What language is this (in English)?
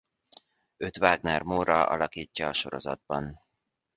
Hungarian